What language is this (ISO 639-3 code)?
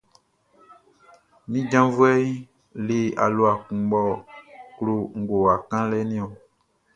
bci